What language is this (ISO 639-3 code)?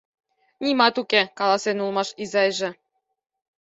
chm